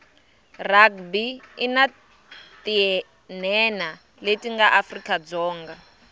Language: Tsonga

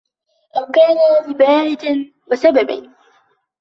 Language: Arabic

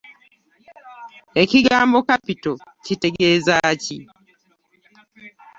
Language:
Ganda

